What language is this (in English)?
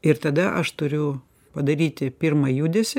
Lithuanian